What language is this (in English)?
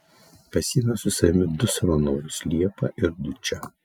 Lithuanian